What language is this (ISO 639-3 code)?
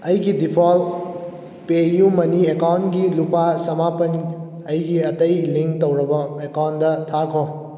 mni